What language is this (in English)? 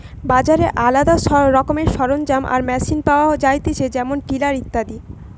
Bangla